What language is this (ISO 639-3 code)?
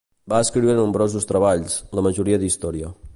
cat